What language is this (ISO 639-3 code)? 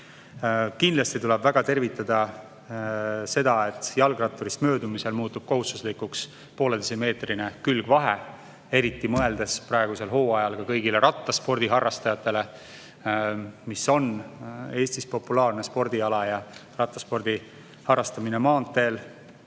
est